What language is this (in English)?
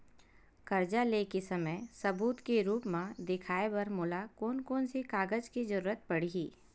Chhattisgarhi